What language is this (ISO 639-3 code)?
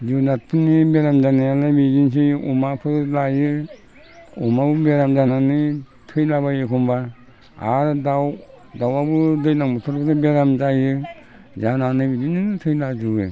brx